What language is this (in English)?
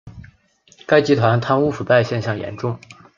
Chinese